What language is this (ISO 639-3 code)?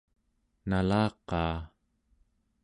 esu